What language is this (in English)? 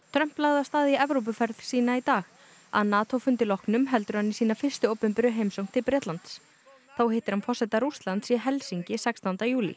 Icelandic